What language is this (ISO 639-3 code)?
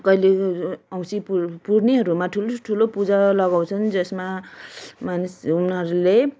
nep